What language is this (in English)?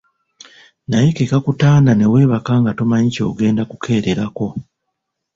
Ganda